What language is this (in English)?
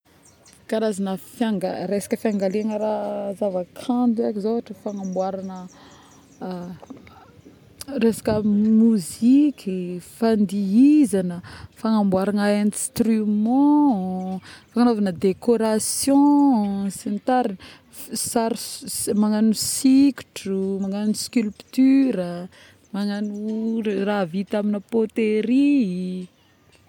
Northern Betsimisaraka Malagasy